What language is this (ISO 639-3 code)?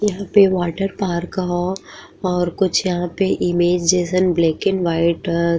bho